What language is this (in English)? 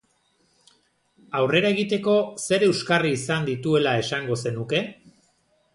Basque